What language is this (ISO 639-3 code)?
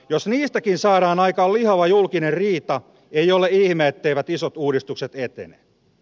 fin